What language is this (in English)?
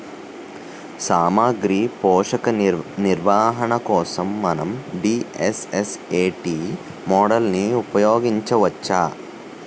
Telugu